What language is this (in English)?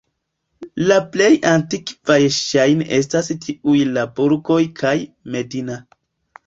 Esperanto